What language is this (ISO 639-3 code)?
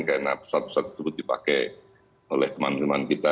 ind